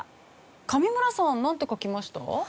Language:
Japanese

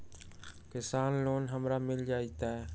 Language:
Magahi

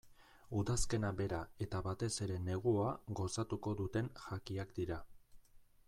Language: Basque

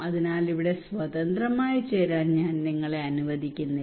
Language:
Malayalam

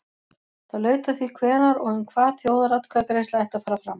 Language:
Icelandic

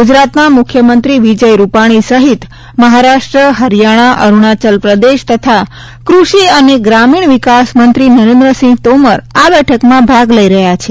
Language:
Gujarati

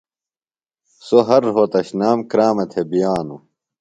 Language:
Phalura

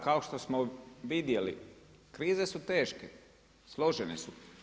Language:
Croatian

